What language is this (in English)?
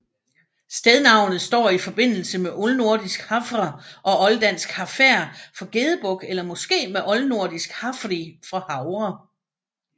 Danish